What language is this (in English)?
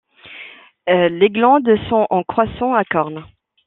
French